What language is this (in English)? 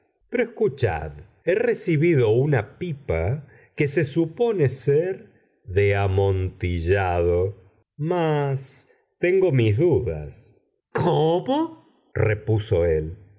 Spanish